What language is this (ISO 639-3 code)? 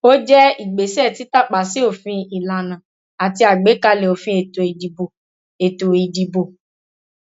yor